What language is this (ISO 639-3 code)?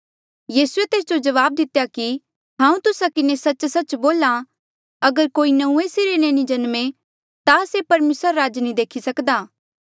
mjl